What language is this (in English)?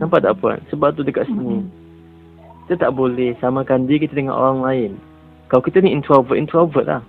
Malay